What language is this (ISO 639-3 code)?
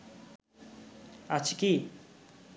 ben